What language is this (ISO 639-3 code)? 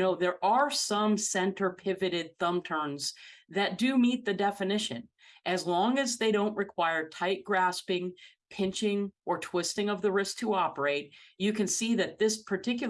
eng